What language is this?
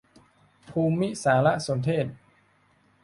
Thai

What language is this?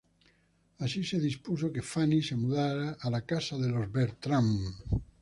Spanish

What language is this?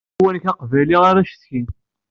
Kabyle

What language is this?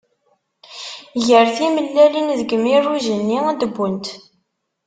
Kabyle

